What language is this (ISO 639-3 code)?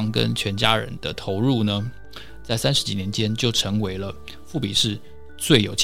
zho